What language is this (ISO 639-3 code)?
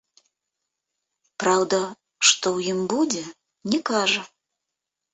bel